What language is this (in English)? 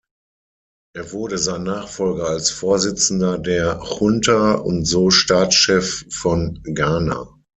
German